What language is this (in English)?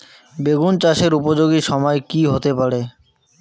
Bangla